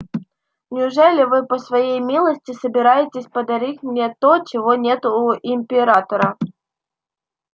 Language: Russian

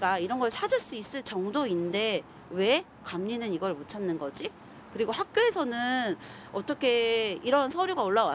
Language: Korean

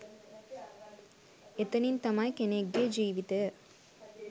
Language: Sinhala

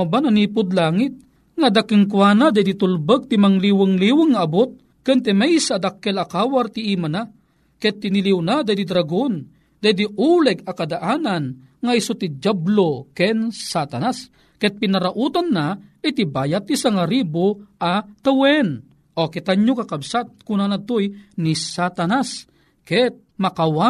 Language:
Filipino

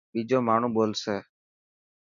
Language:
Dhatki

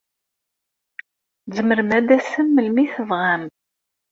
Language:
Kabyle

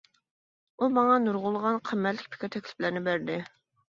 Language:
Uyghur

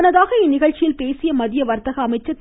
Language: Tamil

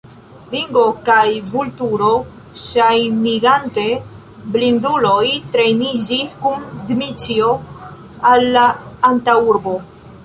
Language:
Esperanto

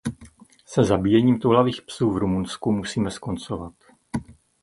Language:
Czech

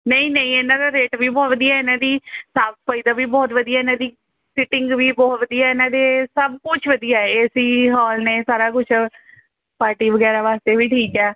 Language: Punjabi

